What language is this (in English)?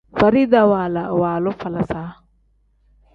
Tem